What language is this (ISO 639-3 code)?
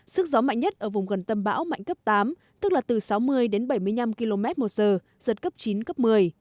vie